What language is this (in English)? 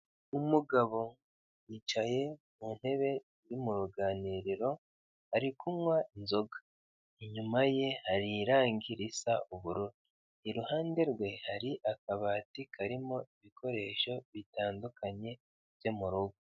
Kinyarwanda